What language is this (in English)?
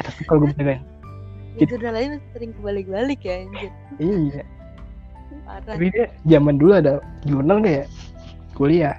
Indonesian